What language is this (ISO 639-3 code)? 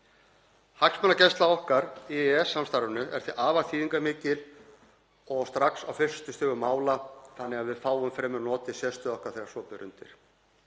isl